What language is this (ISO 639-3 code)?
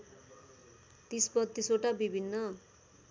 nep